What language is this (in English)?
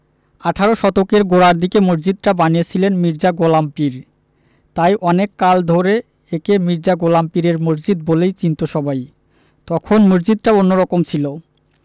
Bangla